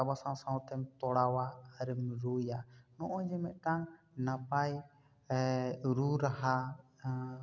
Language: Santali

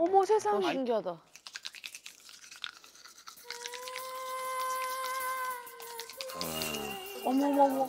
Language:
Korean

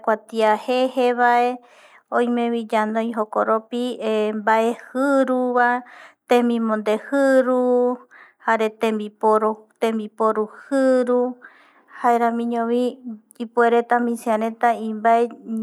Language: Eastern Bolivian Guaraní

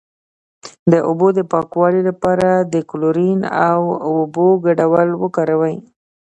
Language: Pashto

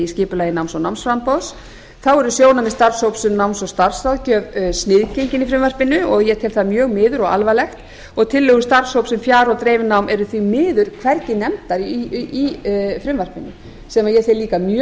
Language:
Icelandic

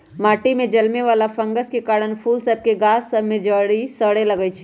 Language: Magahi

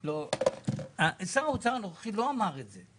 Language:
Hebrew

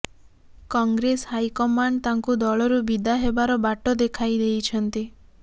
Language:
Odia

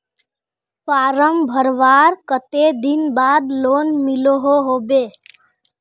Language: Magahi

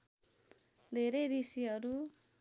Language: Nepali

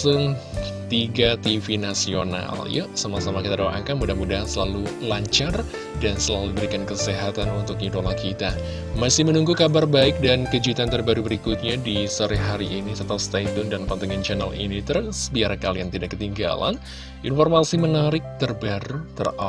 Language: Indonesian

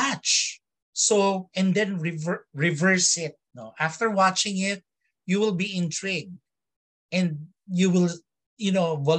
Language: Filipino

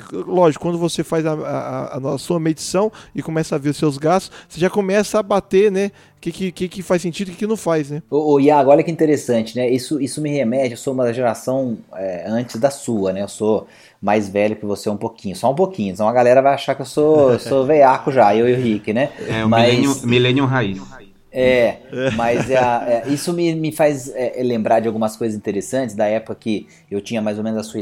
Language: Portuguese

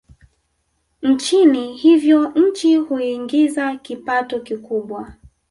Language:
Swahili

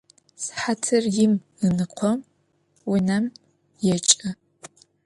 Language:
Adyghe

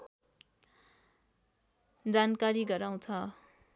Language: Nepali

